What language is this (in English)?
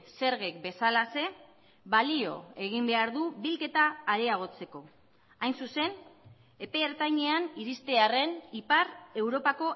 Basque